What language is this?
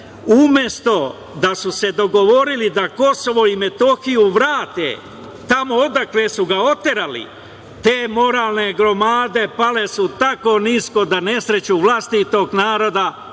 Serbian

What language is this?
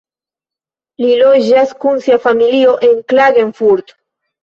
Esperanto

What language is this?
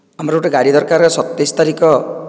Odia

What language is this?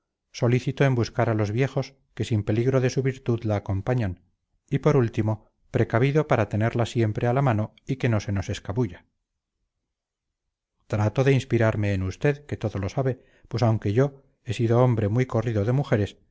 Spanish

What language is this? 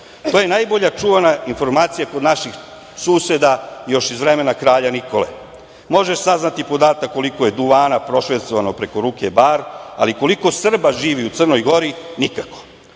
Serbian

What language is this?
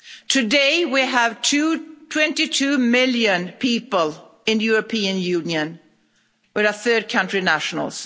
English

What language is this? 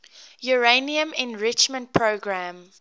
English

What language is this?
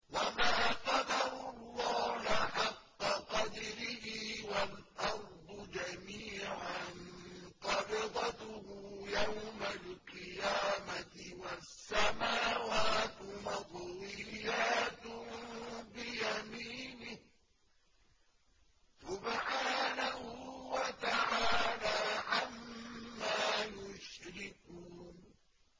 Arabic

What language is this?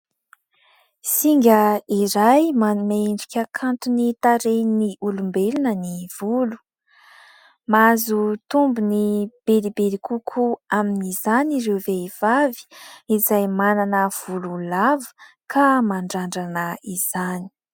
Malagasy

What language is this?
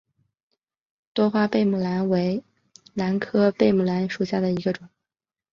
Chinese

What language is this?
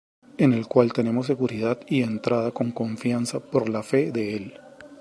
Spanish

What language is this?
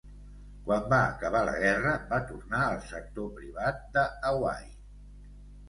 Catalan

